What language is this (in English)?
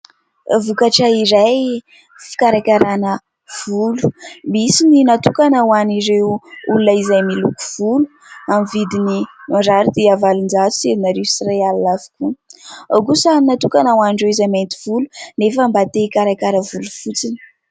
Malagasy